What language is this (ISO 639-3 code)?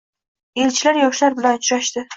uzb